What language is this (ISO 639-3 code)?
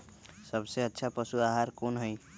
mag